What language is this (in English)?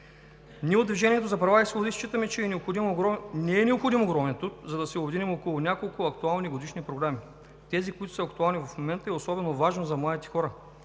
Bulgarian